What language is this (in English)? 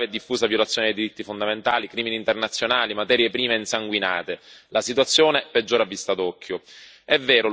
Italian